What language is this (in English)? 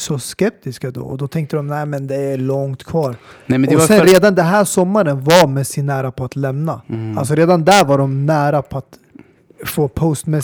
Swedish